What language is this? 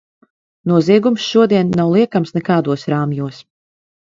Latvian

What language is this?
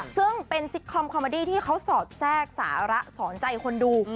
Thai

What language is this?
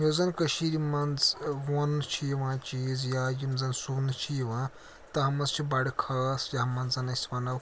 Kashmiri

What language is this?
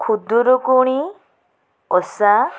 Odia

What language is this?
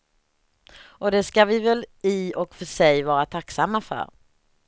Swedish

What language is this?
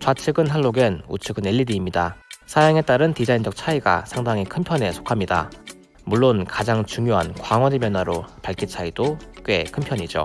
Korean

